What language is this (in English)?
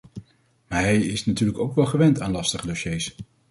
Dutch